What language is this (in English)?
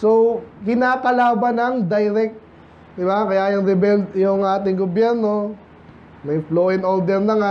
Filipino